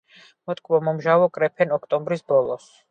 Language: Georgian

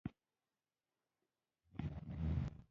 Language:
Pashto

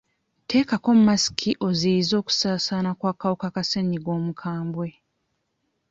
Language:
Ganda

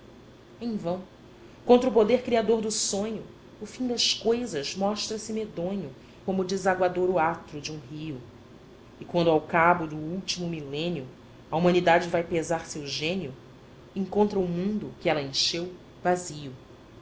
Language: Portuguese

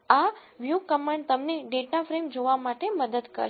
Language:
Gujarati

